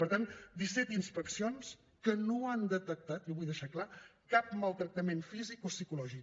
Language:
Catalan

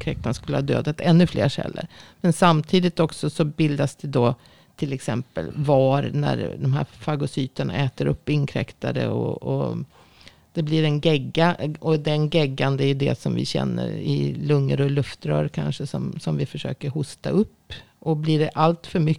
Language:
Swedish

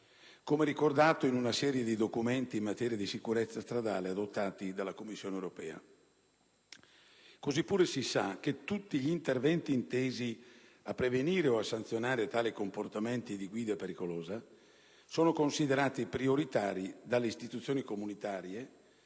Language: Italian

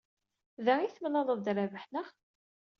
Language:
Kabyle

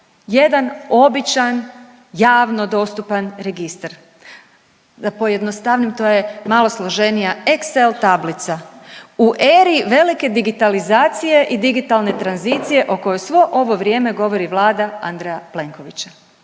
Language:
Croatian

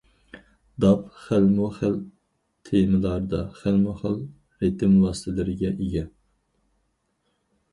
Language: Uyghur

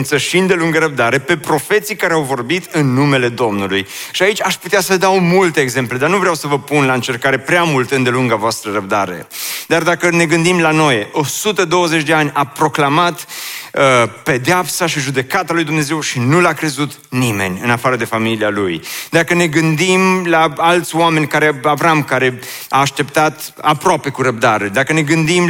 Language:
Romanian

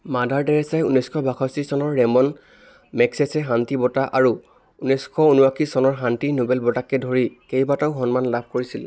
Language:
Assamese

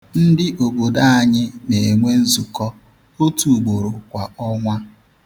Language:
Igbo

